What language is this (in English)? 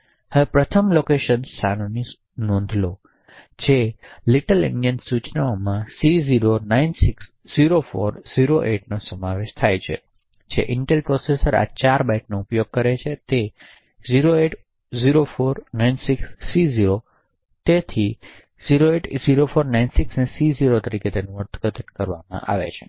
Gujarati